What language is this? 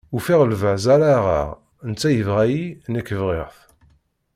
Kabyle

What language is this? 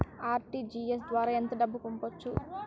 Telugu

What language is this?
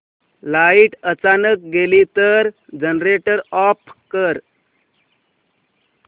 Marathi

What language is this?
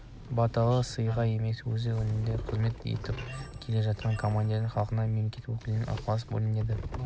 Kazakh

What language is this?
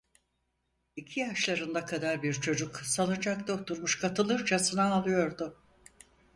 Turkish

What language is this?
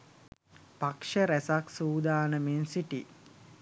Sinhala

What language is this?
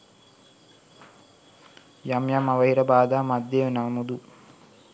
Sinhala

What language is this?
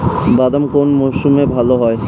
Bangla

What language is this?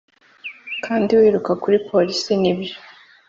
Kinyarwanda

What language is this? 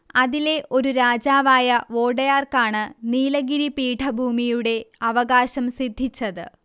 Malayalam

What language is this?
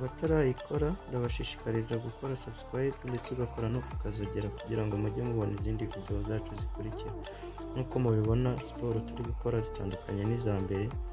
Turkish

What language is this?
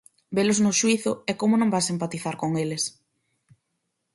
Galician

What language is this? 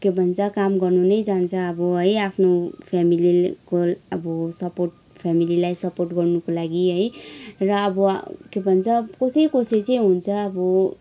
Nepali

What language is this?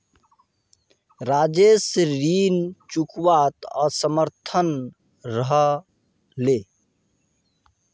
Magahi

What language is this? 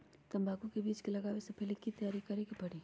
Magahi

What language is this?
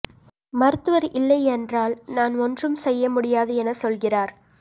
Tamil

